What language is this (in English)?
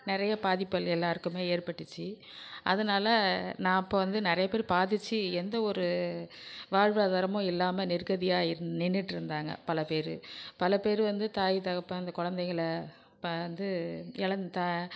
Tamil